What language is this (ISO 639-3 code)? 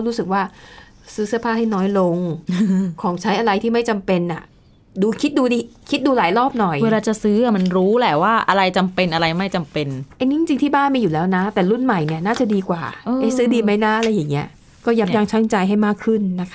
tha